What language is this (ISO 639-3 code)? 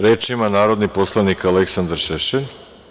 srp